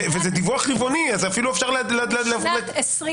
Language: Hebrew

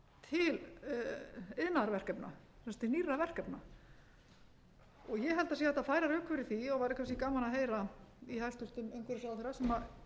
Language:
Icelandic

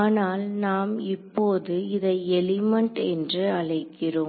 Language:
Tamil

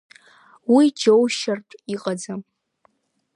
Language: Abkhazian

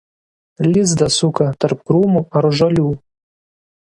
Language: Lithuanian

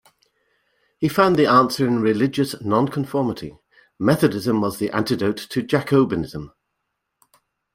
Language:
English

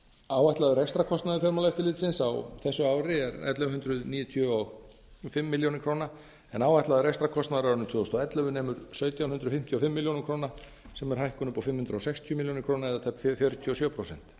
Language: Icelandic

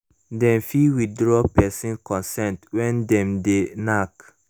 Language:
Nigerian Pidgin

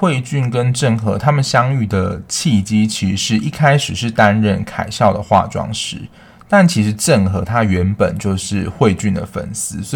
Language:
Chinese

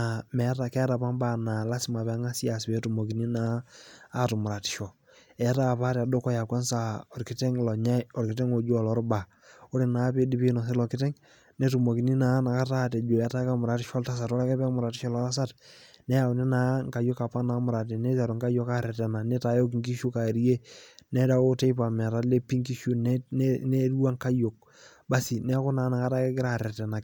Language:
Masai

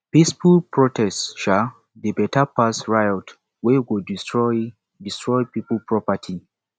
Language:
Nigerian Pidgin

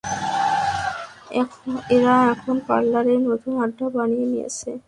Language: Bangla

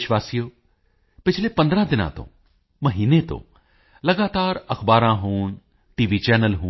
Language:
Punjabi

